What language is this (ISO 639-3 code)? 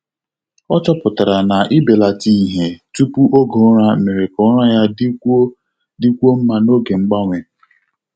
ibo